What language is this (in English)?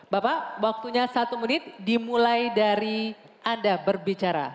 Indonesian